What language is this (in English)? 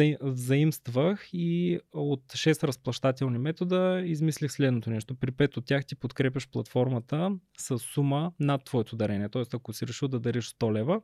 Bulgarian